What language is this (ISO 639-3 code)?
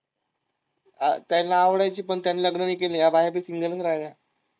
mar